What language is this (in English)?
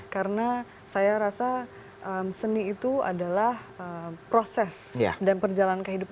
Indonesian